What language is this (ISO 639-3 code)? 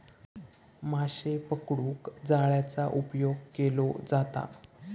mar